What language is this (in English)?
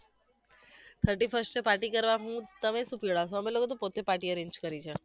Gujarati